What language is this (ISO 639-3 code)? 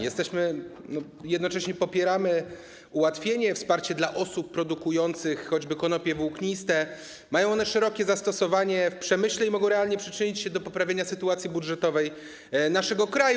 pol